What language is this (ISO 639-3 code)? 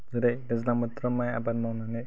brx